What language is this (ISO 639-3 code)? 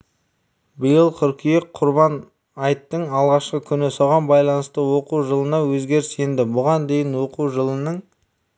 kaz